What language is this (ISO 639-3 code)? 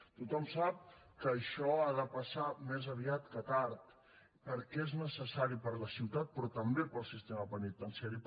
cat